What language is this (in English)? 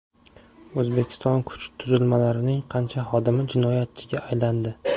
Uzbek